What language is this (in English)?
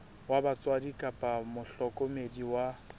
Southern Sotho